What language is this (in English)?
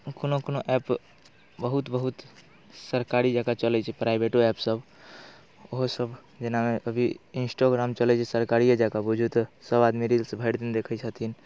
Maithili